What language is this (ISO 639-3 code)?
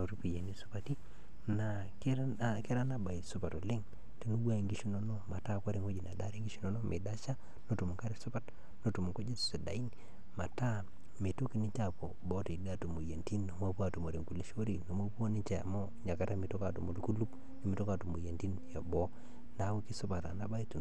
mas